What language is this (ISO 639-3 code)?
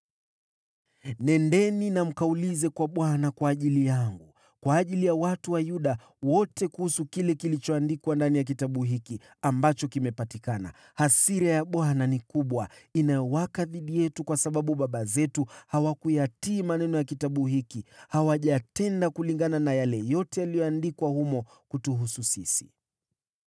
swa